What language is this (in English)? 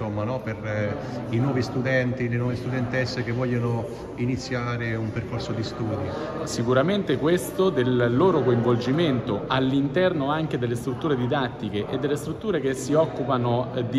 Italian